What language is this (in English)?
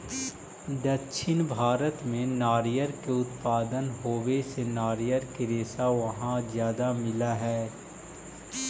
Magahi